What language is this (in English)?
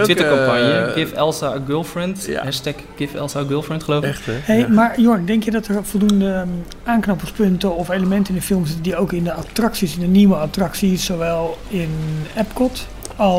Dutch